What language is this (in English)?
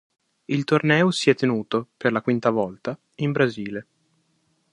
Italian